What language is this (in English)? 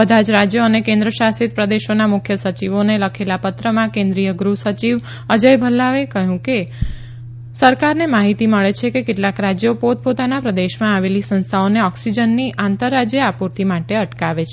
Gujarati